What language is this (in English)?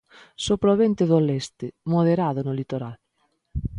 Galician